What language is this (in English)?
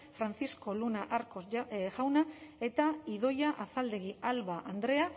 Basque